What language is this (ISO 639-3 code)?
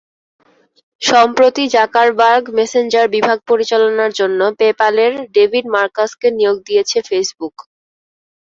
ben